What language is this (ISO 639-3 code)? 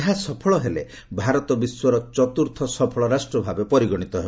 ori